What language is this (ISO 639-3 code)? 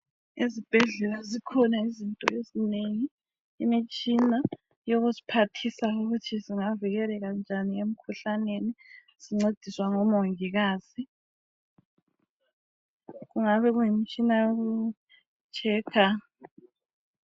nde